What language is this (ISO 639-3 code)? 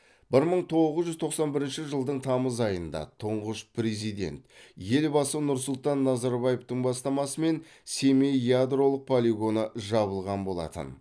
kaz